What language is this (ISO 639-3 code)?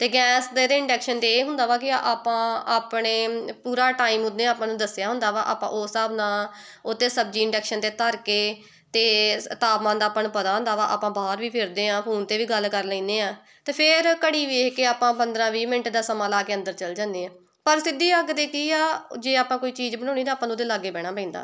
pan